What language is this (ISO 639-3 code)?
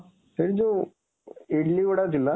ori